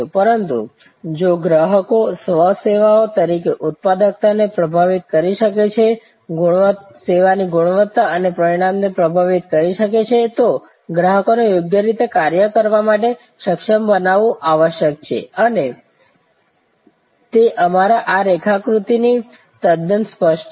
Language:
Gujarati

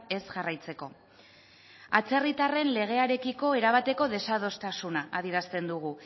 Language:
Basque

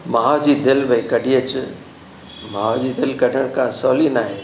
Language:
Sindhi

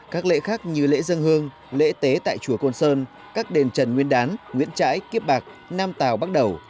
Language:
Vietnamese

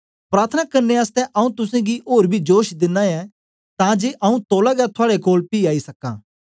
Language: Dogri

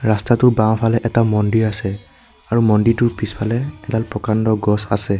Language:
Assamese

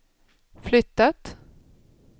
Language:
Swedish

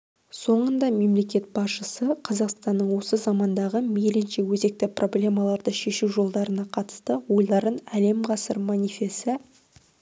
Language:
Kazakh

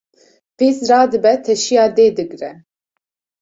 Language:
Kurdish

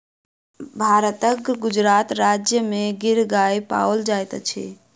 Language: Maithili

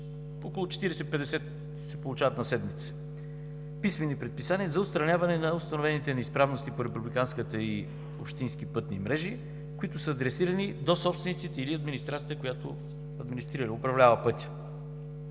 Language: Bulgarian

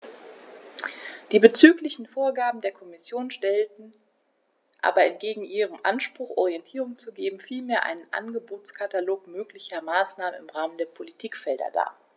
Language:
German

